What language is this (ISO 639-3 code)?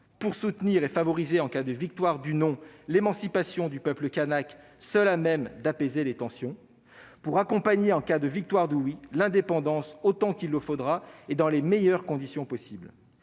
fra